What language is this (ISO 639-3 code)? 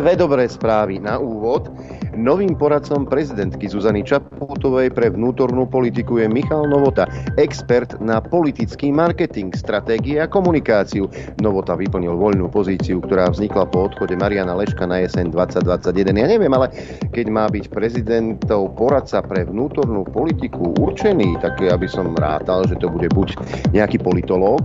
slk